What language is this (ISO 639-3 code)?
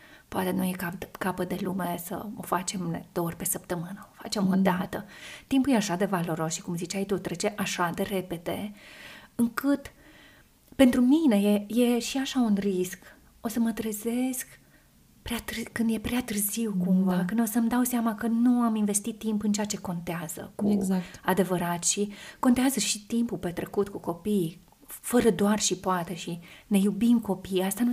ron